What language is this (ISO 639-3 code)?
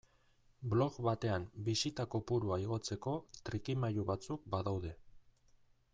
eus